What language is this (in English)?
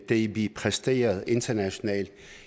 Danish